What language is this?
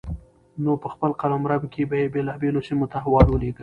Pashto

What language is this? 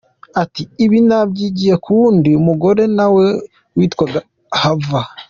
Kinyarwanda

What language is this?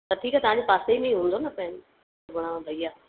Sindhi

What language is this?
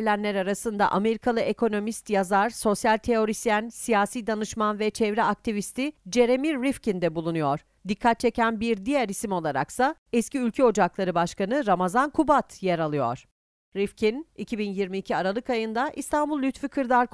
Turkish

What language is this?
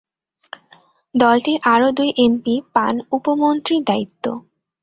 Bangla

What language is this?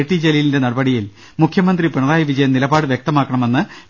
Malayalam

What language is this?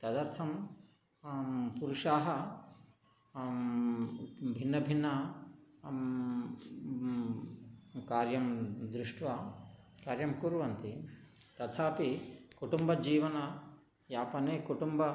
Sanskrit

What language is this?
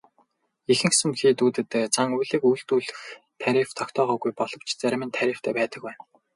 Mongolian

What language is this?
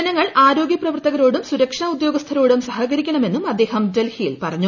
Malayalam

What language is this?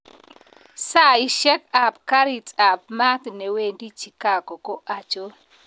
Kalenjin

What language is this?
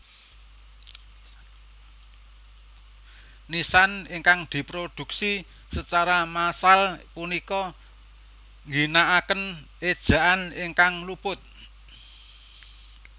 Javanese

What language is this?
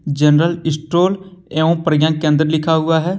Hindi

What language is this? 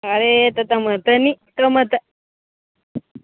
Gujarati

